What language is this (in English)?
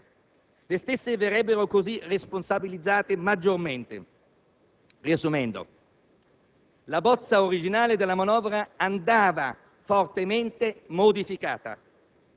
Italian